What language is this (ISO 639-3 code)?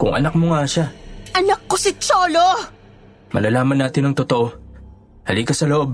fil